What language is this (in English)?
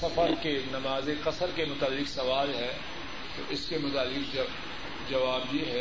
Urdu